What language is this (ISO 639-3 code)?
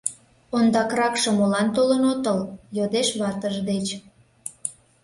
chm